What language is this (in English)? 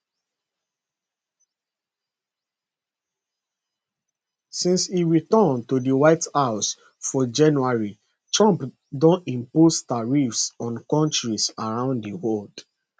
Nigerian Pidgin